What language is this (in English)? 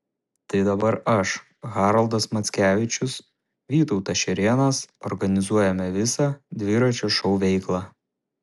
Lithuanian